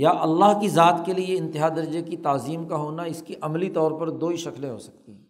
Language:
Urdu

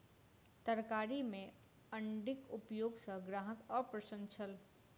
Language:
Maithili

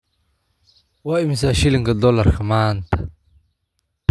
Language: Somali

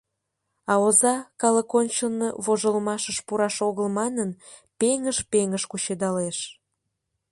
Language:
Mari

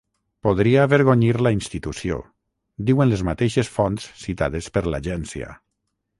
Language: Catalan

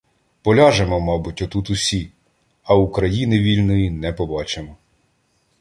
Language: Ukrainian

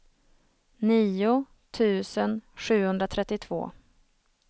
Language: Swedish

